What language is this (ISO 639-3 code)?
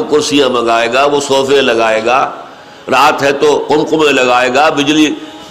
urd